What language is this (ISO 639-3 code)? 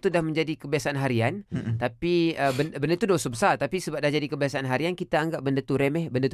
msa